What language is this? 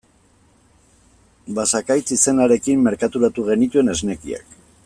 Basque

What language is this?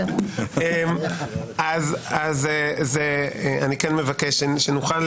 Hebrew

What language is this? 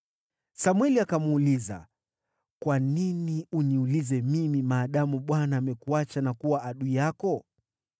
Swahili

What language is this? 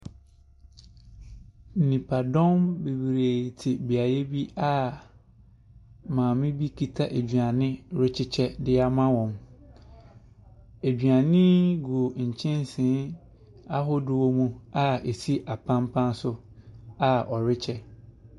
Akan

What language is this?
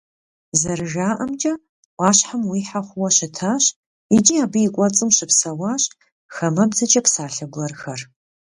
Kabardian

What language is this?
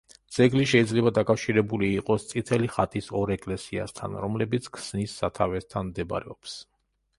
Georgian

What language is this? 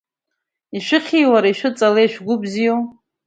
Abkhazian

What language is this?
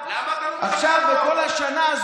Hebrew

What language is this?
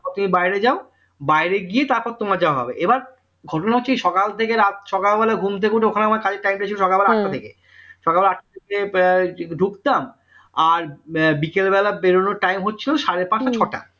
Bangla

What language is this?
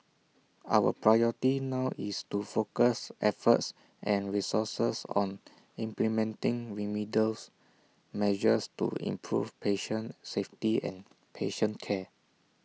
English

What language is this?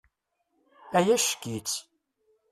Kabyle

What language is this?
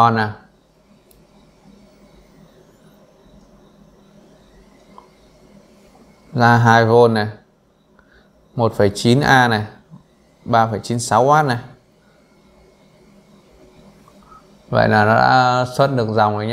Vietnamese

